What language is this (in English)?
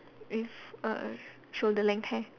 English